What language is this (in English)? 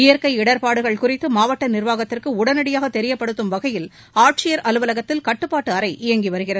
Tamil